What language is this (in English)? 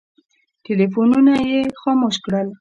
Pashto